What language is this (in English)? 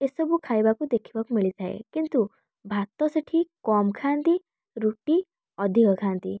Odia